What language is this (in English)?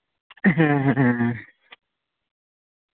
Santali